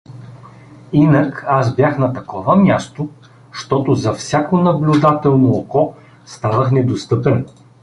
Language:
Bulgarian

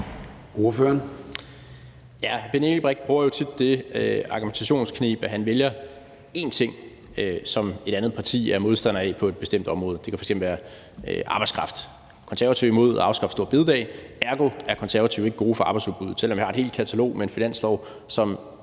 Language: Danish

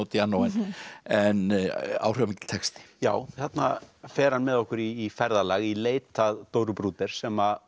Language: Icelandic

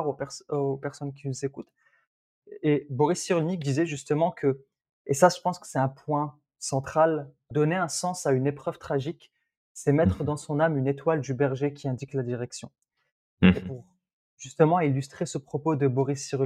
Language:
French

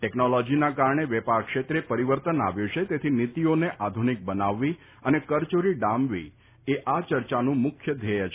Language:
Gujarati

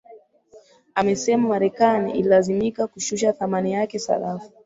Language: Swahili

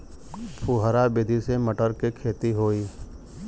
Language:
Bhojpuri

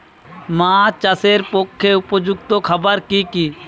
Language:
Bangla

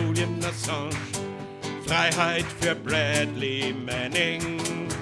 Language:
German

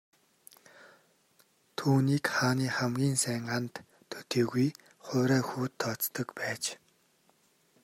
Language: Mongolian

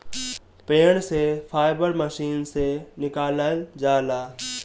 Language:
Bhojpuri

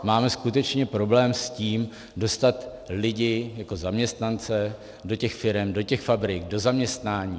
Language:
Czech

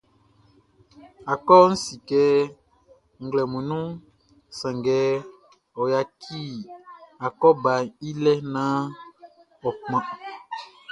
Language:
Baoulé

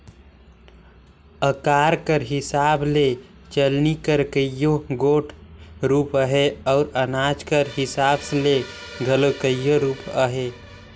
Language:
Chhattisgarhi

